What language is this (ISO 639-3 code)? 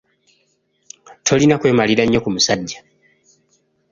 lug